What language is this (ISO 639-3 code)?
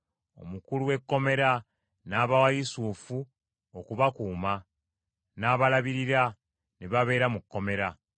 lug